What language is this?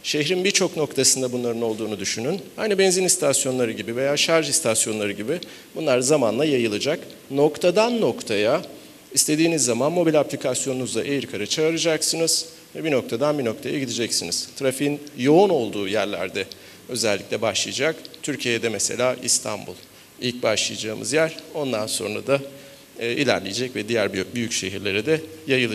Turkish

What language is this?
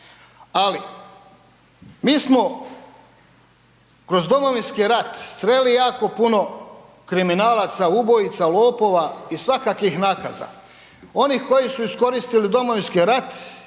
Croatian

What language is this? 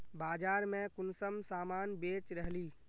Magahi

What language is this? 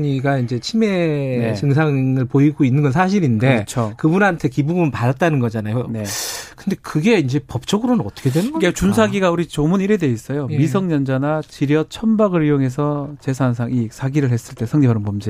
Korean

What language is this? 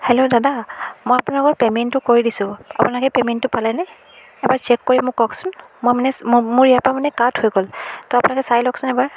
Assamese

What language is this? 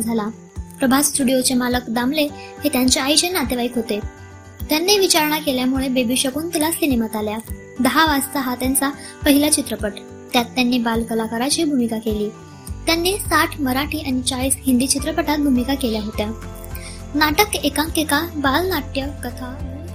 Marathi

